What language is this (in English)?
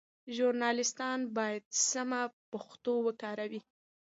Pashto